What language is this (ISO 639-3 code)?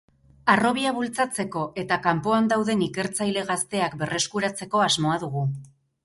eus